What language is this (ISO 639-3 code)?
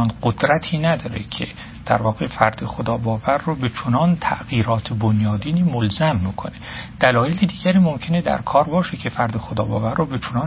fas